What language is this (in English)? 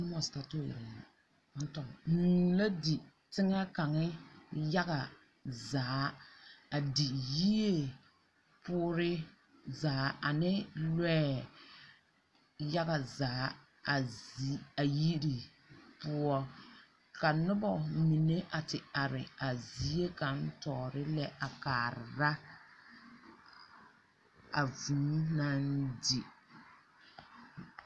Southern Dagaare